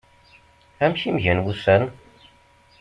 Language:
Kabyle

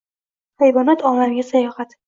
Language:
Uzbek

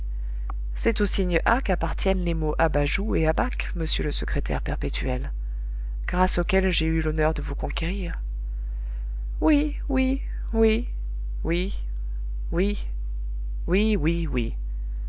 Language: French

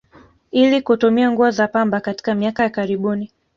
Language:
Swahili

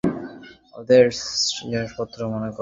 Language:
Bangla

